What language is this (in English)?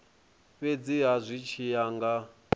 Venda